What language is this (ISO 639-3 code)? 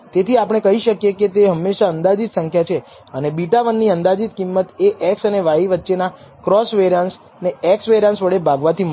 guj